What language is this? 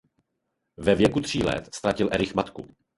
Czech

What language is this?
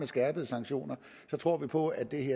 Danish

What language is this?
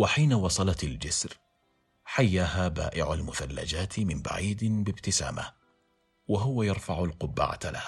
Arabic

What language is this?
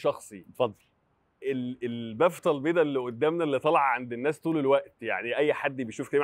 Arabic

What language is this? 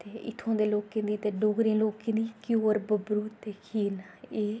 Dogri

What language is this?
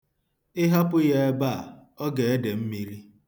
Igbo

